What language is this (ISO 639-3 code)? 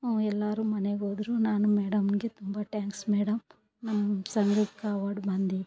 kan